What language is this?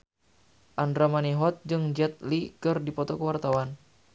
Sundanese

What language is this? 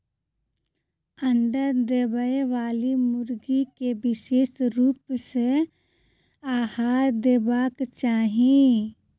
Maithili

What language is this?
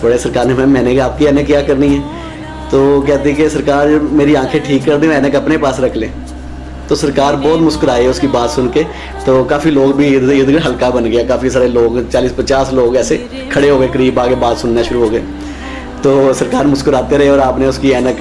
Urdu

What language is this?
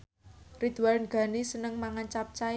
Javanese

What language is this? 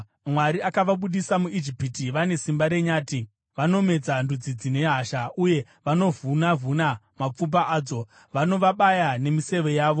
Shona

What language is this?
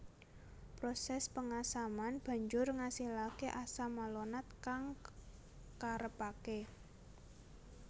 Javanese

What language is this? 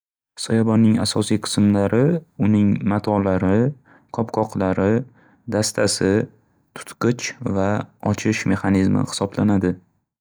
Uzbek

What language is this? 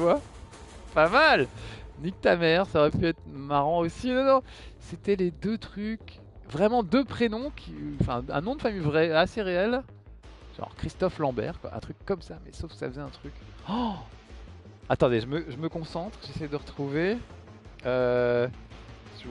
French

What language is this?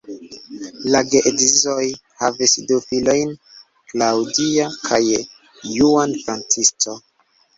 Esperanto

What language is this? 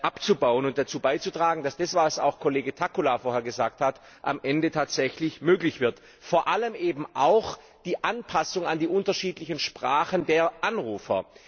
German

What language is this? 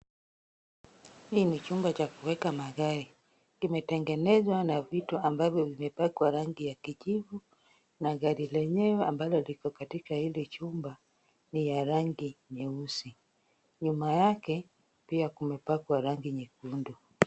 Swahili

